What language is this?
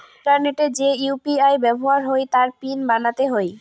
Bangla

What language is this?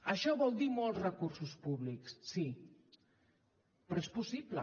Catalan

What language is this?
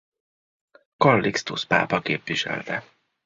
Hungarian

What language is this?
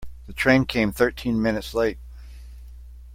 English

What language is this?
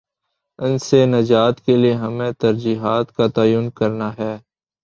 Urdu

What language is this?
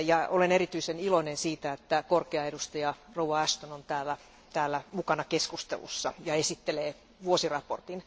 Finnish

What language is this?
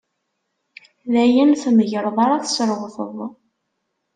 Kabyle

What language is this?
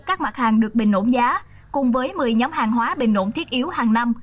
Vietnamese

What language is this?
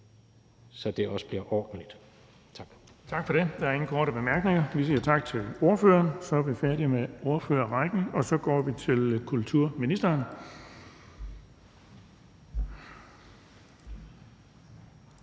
Danish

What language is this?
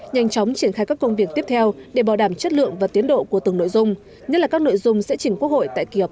Vietnamese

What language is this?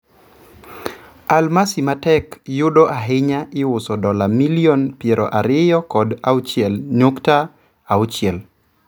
Luo (Kenya and Tanzania)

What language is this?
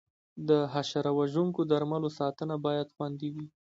Pashto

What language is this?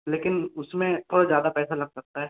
Hindi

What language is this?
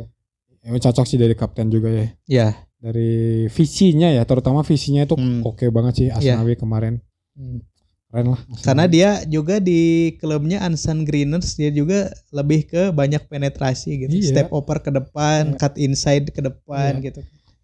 Indonesian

